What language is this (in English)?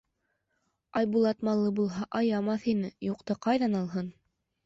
Bashkir